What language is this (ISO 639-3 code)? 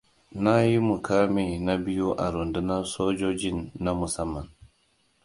hau